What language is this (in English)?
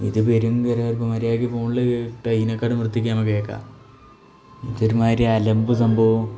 Malayalam